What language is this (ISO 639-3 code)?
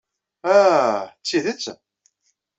kab